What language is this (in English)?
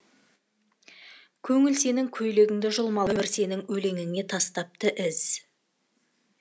Kazakh